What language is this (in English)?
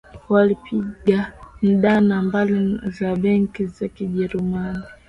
Swahili